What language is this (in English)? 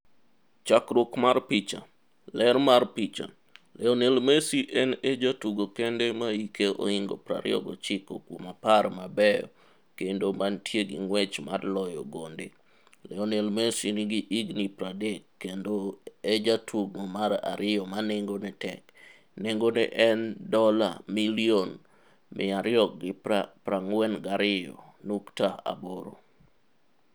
Luo (Kenya and Tanzania)